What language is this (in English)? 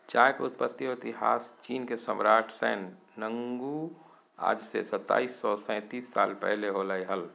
Magahi